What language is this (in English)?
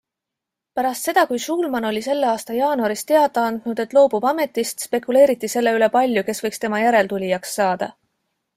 Estonian